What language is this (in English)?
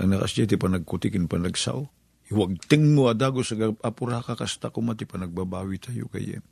Filipino